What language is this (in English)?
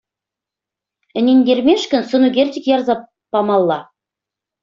Chuvash